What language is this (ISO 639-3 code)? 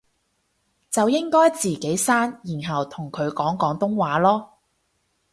yue